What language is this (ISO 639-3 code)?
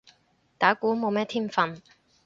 yue